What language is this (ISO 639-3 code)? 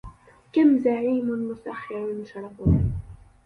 ara